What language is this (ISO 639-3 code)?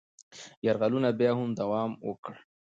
pus